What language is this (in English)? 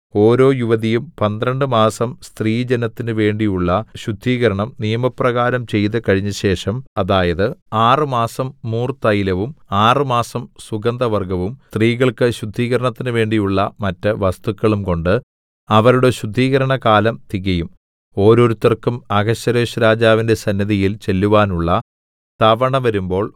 Malayalam